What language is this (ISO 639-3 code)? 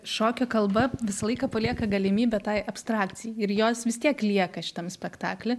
lit